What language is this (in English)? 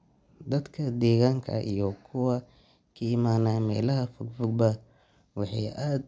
Somali